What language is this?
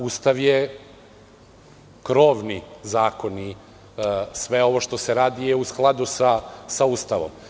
Serbian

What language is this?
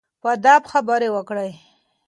Pashto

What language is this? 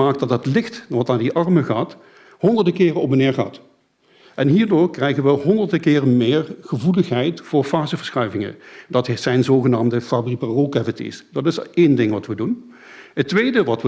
Dutch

